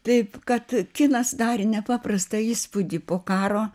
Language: Lithuanian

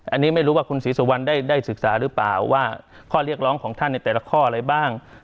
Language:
Thai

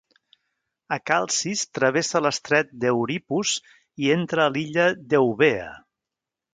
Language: Catalan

